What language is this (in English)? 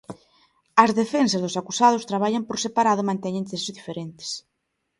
Galician